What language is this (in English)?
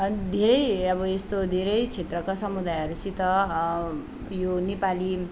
Nepali